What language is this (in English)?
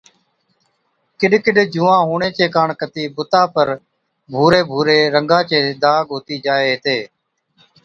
Od